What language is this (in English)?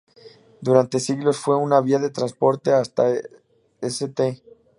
Spanish